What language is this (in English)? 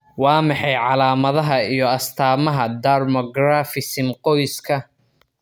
Somali